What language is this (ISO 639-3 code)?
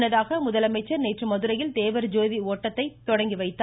tam